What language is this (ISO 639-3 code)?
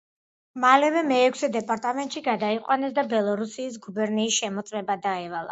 kat